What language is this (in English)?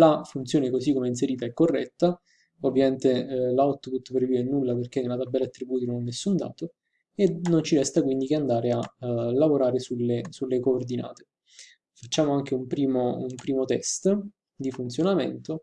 Italian